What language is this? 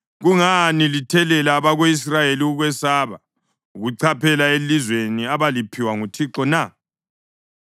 North Ndebele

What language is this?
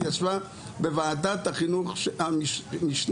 Hebrew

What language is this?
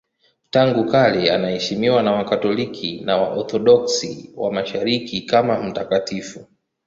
Swahili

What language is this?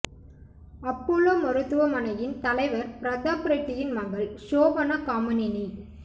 Tamil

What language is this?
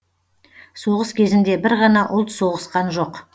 Kazakh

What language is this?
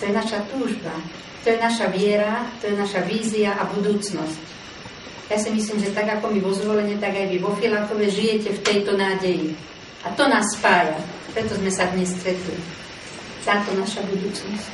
Czech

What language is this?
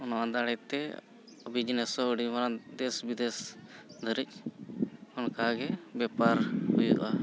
Santali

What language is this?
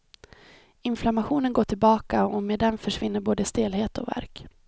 Swedish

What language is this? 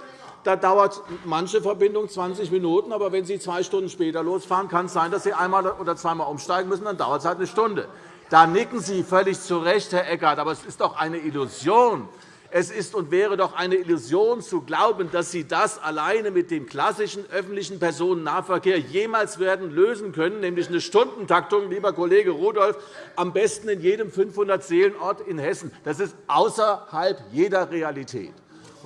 German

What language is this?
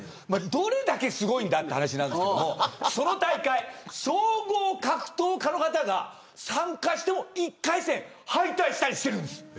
Japanese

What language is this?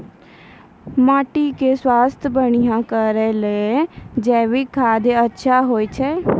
Maithili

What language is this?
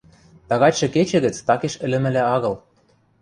Western Mari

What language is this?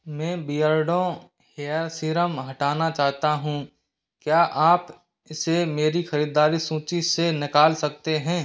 Hindi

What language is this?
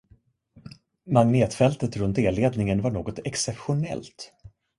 Swedish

